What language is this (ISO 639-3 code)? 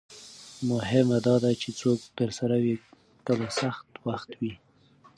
pus